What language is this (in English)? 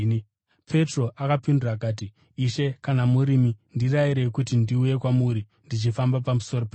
Shona